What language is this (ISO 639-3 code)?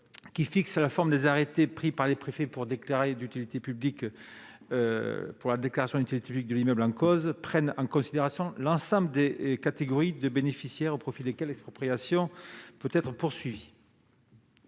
fra